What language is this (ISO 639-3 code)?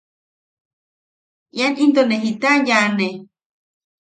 yaq